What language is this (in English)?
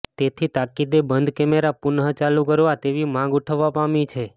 Gujarati